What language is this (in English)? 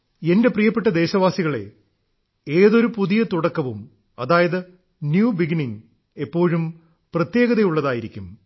Malayalam